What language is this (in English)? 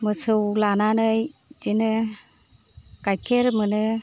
Bodo